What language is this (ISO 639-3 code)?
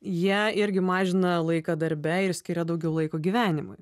lit